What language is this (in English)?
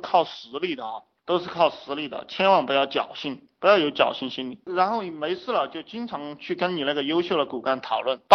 Chinese